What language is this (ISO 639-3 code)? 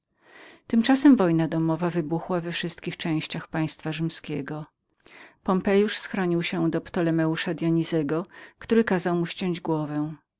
pol